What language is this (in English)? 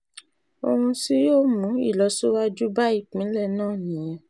Yoruba